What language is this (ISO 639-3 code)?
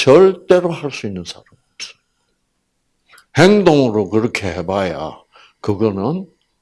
kor